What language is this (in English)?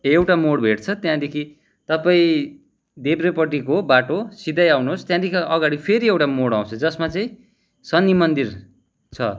Nepali